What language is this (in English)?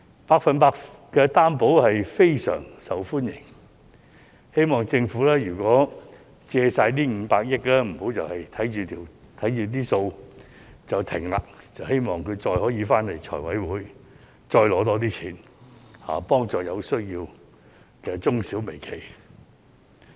Cantonese